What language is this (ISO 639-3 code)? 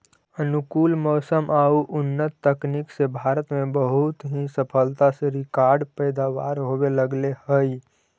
mag